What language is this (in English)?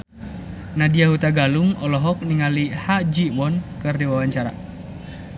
Sundanese